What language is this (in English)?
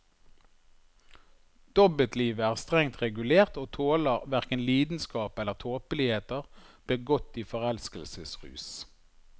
Norwegian